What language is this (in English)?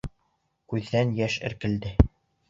Bashkir